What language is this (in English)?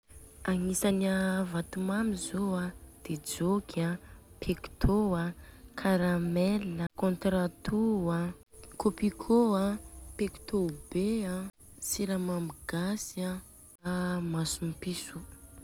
Southern Betsimisaraka Malagasy